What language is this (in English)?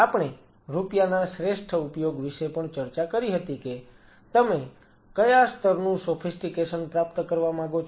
Gujarati